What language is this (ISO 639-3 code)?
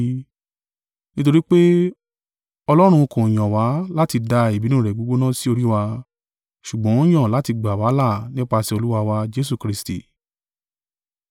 yor